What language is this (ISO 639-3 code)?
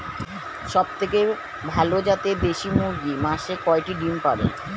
ben